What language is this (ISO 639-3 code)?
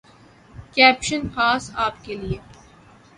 urd